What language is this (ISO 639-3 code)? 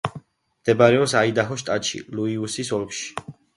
kat